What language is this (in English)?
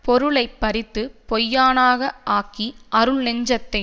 Tamil